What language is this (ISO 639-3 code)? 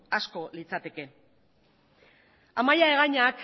eus